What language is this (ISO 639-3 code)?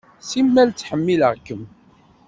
kab